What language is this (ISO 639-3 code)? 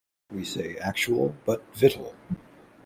eng